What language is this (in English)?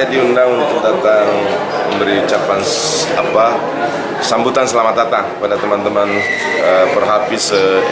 Indonesian